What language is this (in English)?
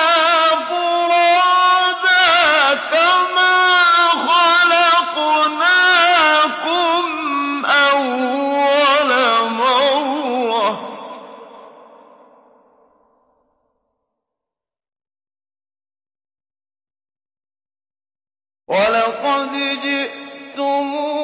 Arabic